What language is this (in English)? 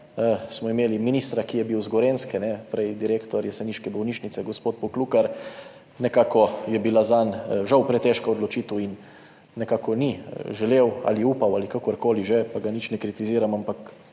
Slovenian